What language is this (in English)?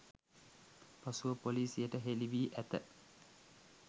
Sinhala